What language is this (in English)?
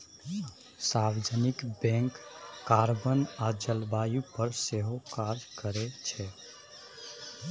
Maithili